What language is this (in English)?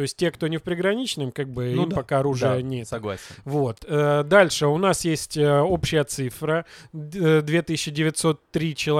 Russian